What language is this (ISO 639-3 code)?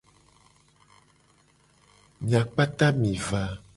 gej